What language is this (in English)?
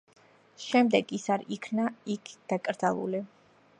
Georgian